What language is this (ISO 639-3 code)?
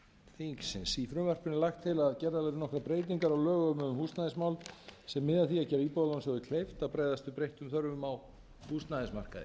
isl